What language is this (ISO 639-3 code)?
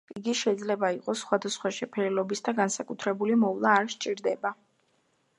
kat